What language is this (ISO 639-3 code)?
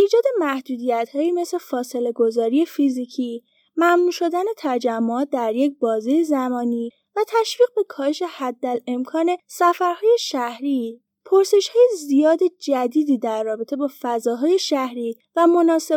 fas